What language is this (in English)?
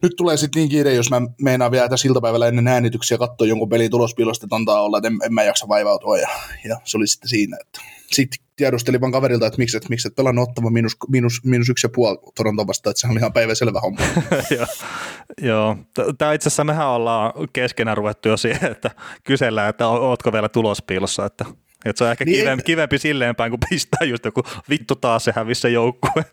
Finnish